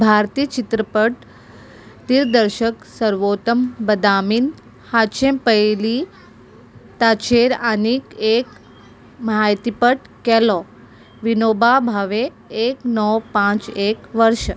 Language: Konkani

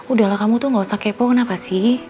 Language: Indonesian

